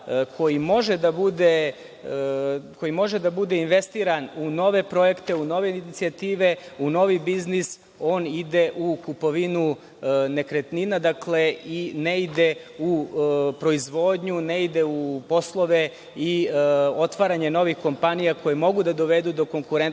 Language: Serbian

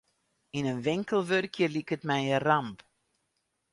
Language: Western Frisian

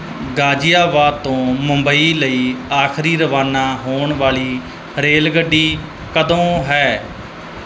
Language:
Punjabi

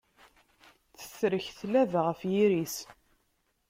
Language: Kabyle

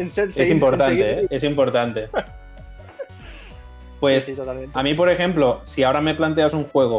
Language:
Spanish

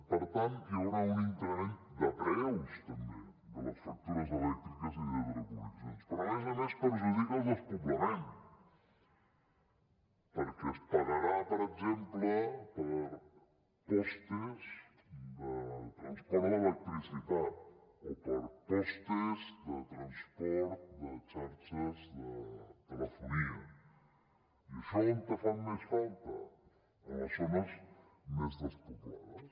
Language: Catalan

